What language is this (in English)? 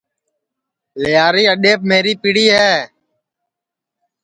Sansi